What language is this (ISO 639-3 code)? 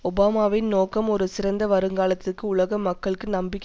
tam